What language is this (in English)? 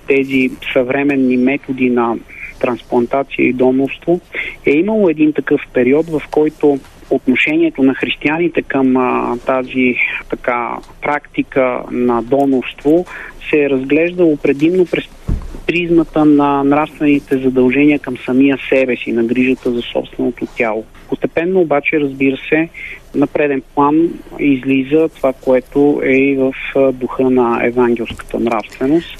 Bulgarian